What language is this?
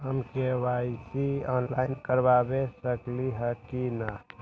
Magahi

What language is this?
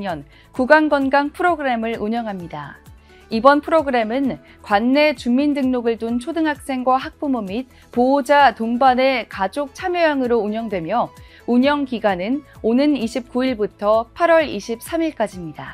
Korean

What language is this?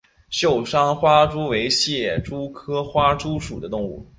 Chinese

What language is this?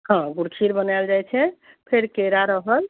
Maithili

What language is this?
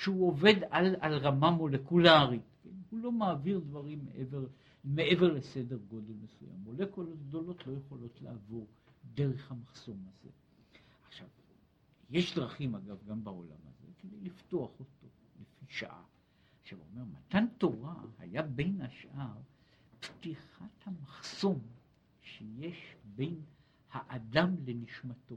Hebrew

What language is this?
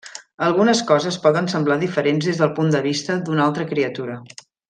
Catalan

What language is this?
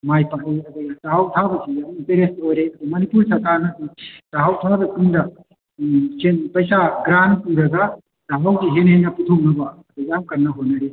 Manipuri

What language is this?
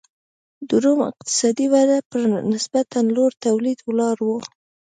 Pashto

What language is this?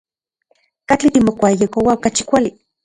Central Puebla Nahuatl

